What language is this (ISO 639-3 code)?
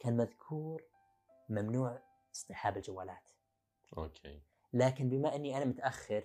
ara